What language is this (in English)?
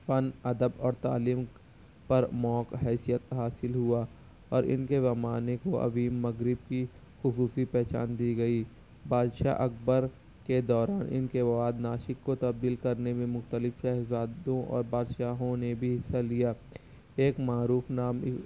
Urdu